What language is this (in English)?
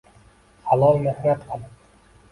Uzbek